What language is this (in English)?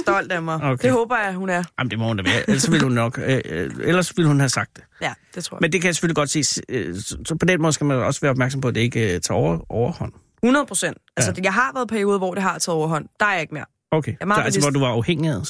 Danish